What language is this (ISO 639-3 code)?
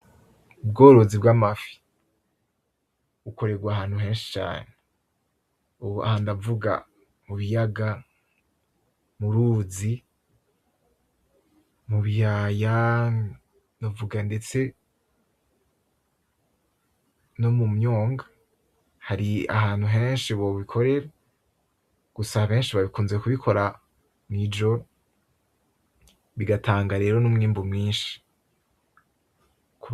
run